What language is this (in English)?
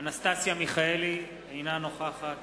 Hebrew